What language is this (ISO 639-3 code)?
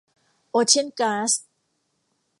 tha